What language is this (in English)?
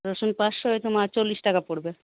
Bangla